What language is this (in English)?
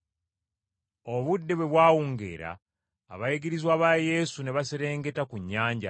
Ganda